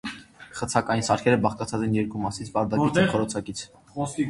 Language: Armenian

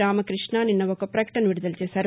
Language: Telugu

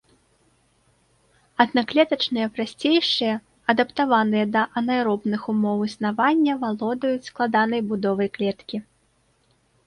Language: Belarusian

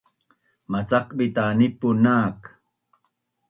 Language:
Bunun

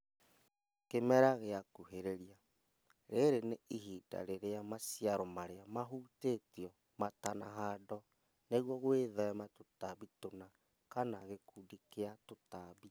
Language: Kikuyu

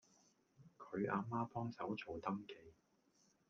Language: Cantonese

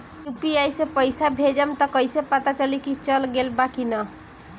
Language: Bhojpuri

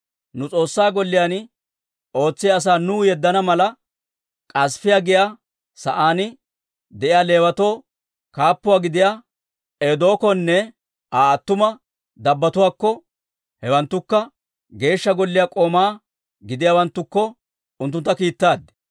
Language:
Dawro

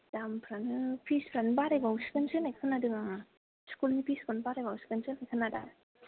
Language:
Bodo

